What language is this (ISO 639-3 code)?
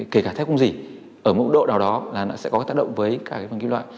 vie